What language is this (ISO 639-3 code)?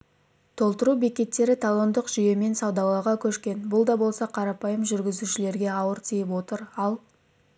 kaz